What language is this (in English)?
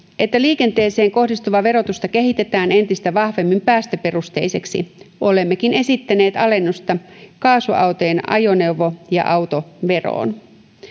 Finnish